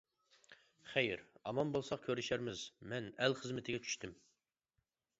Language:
Uyghur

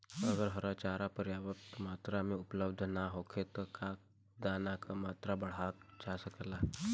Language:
Bhojpuri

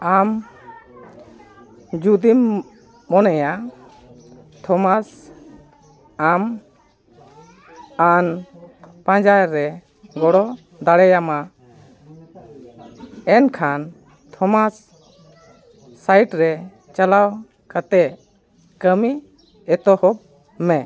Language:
Santali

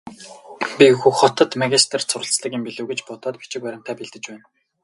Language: Mongolian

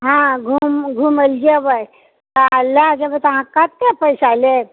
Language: Maithili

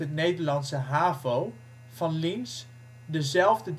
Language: Dutch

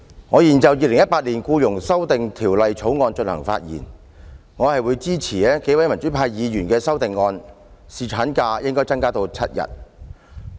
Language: Cantonese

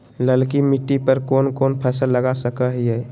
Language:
Magahi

